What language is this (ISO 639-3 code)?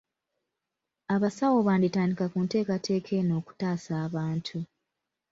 lug